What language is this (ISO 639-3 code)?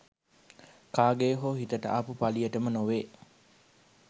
sin